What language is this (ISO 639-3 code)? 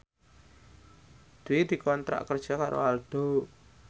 jav